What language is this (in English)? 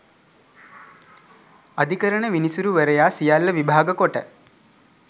Sinhala